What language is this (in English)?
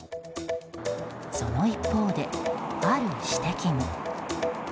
Japanese